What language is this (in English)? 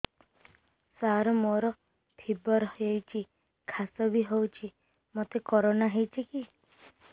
Odia